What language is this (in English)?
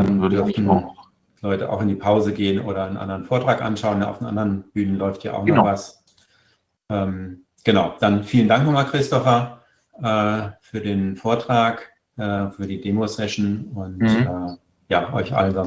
German